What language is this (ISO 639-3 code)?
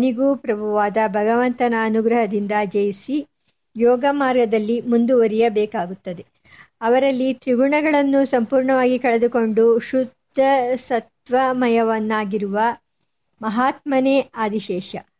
kan